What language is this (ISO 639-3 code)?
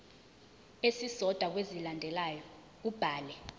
zul